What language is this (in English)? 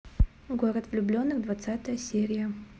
Russian